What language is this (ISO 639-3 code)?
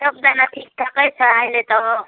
nep